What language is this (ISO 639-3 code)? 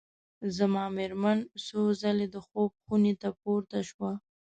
pus